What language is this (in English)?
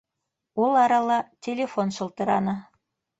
Bashkir